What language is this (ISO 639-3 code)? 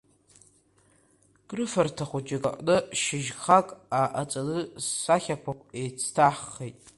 abk